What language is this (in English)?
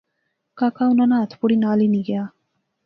Pahari-Potwari